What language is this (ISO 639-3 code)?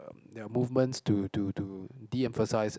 eng